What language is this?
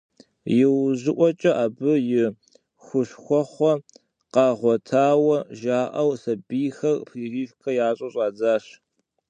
Kabardian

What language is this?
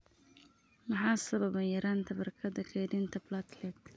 Somali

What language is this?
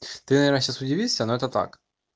Russian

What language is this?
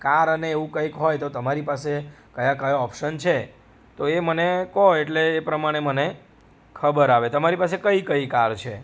Gujarati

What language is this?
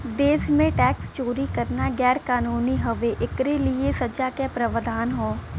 Bhojpuri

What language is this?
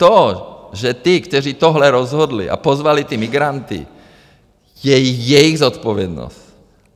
Czech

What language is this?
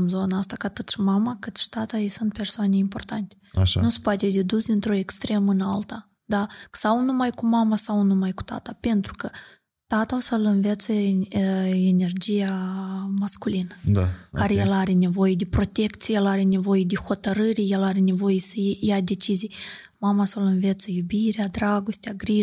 Romanian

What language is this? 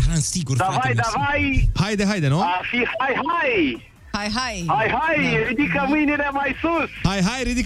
Romanian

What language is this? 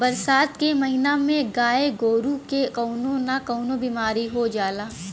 Bhojpuri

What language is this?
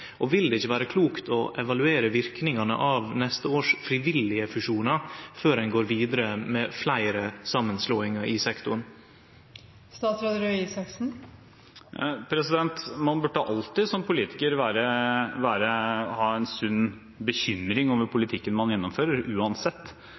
Norwegian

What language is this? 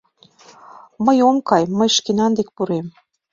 Mari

